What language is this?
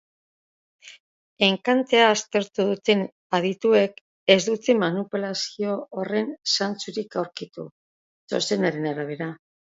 Basque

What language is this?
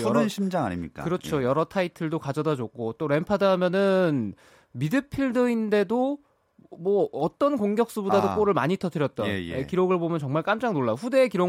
Korean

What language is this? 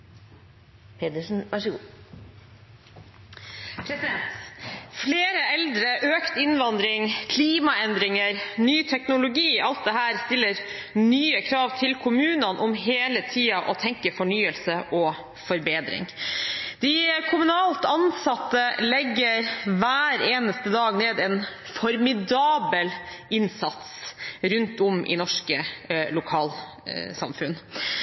Norwegian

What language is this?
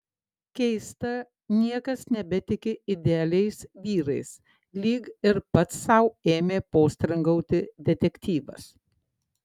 Lithuanian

